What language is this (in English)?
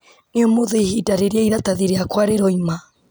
Kikuyu